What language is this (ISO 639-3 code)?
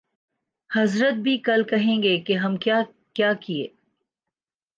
urd